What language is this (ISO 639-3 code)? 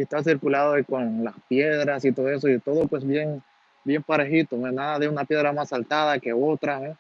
spa